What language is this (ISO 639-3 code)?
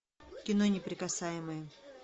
rus